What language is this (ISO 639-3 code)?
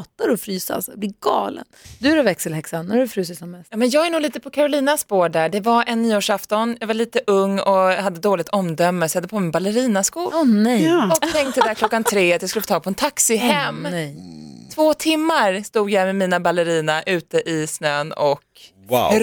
swe